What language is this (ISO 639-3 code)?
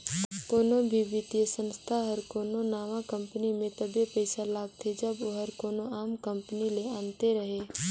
hne